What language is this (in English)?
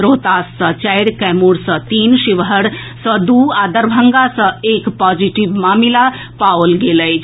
Maithili